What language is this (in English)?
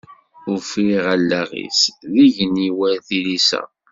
Kabyle